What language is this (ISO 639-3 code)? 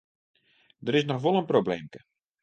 fry